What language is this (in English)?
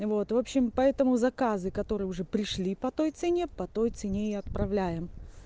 Russian